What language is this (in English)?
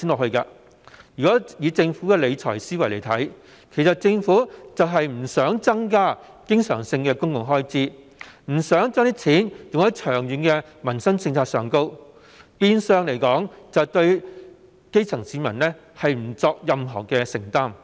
Cantonese